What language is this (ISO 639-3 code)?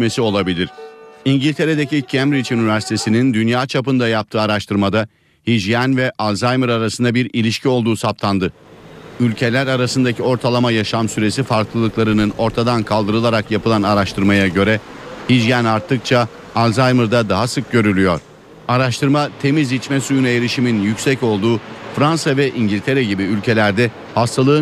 tur